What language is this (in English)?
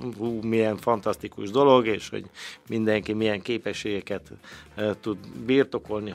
Hungarian